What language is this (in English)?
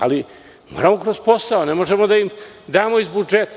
Serbian